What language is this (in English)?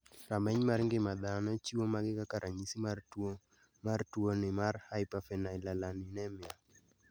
Luo (Kenya and Tanzania)